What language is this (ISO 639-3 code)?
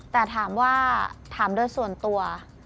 tha